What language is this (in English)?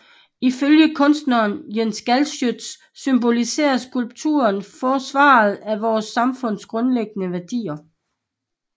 Danish